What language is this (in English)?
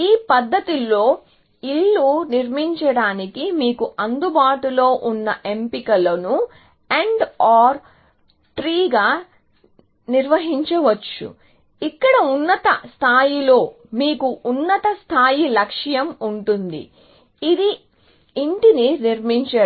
Telugu